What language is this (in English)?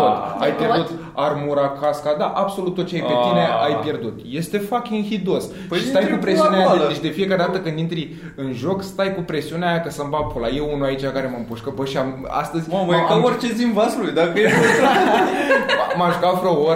Romanian